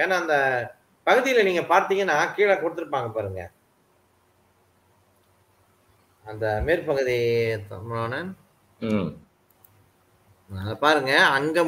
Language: Malay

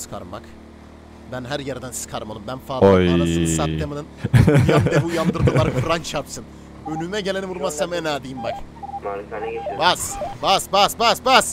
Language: Turkish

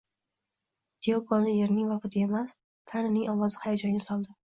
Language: Uzbek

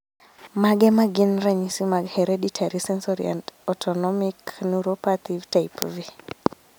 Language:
Luo (Kenya and Tanzania)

